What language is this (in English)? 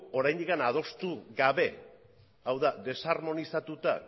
Basque